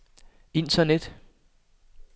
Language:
Danish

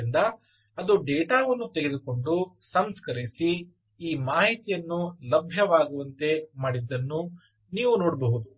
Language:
Kannada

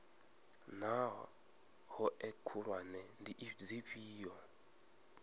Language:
Venda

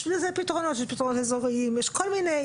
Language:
Hebrew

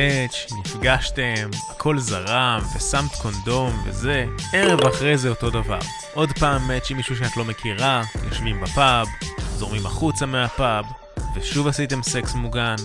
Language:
Hebrew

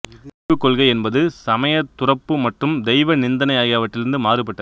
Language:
Tamil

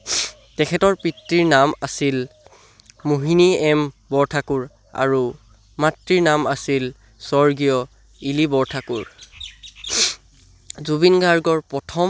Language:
Assamese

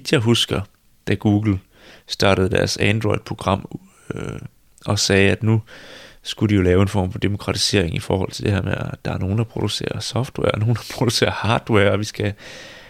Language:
Danish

